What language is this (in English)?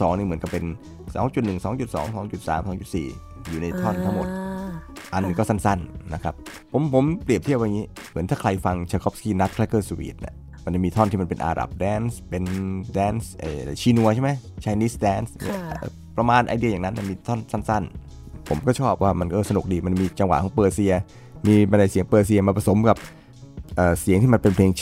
Thai